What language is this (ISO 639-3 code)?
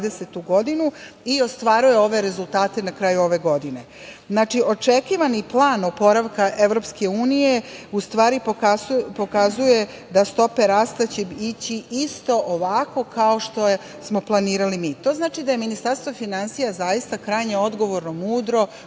srp